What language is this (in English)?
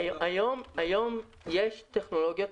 Hebrew